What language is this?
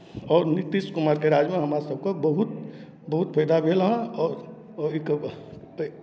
Maithili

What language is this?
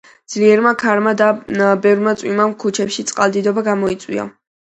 Georgian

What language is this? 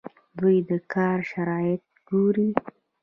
Pashto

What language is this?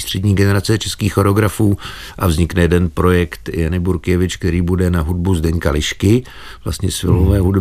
Czech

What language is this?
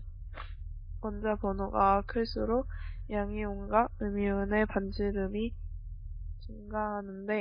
Korean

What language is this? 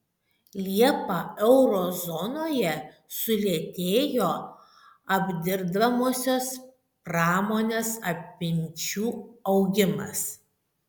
Lithuanian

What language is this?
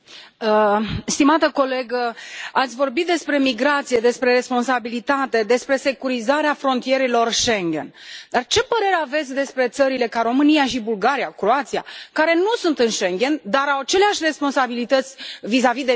Romanian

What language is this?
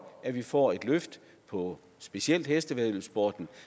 Danish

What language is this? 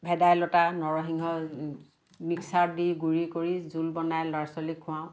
Assamese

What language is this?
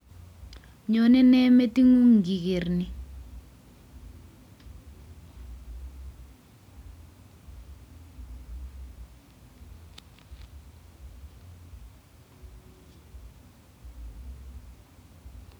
Kalenjin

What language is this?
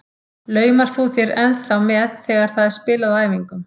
Icelandic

